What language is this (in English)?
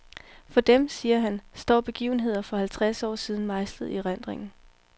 Danish